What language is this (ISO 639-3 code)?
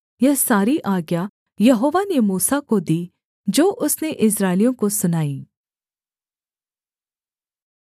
hin